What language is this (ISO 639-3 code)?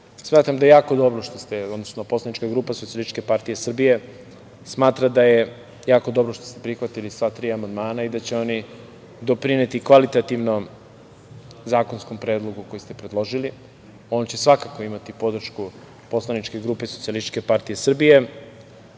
srp